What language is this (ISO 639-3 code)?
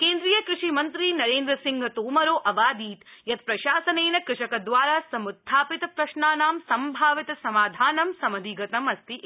san